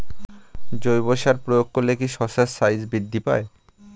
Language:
Bangla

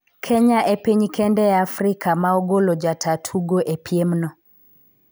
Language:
Luo (Kenya and Tanzania)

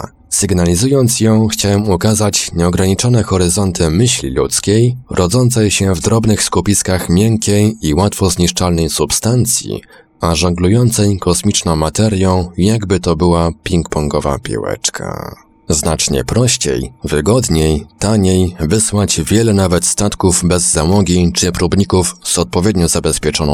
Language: Polish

